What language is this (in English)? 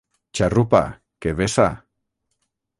Catalan